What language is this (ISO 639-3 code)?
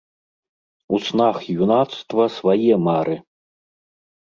bel